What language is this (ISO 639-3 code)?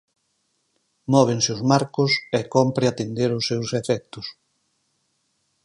glg